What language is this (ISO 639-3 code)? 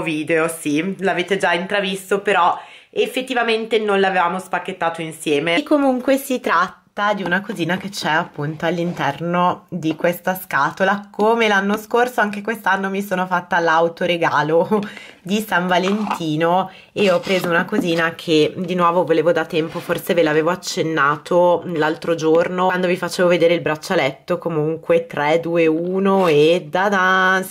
ita